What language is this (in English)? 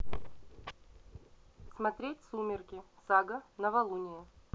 Russian